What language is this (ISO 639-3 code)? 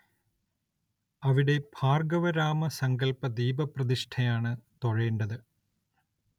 mal